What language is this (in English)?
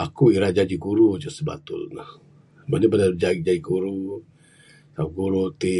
Bukar-Sadung Bidayuh